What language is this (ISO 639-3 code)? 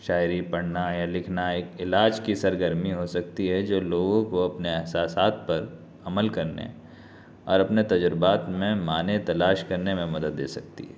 urd